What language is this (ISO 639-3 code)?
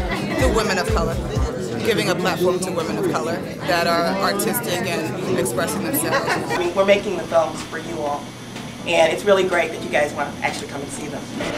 eng